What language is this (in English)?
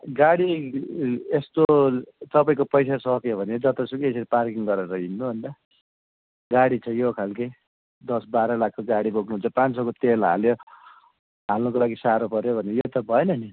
Nepali